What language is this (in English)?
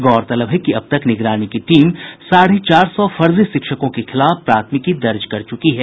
Hindi